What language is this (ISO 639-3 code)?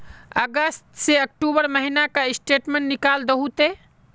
mag